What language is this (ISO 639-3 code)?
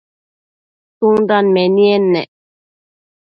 mcf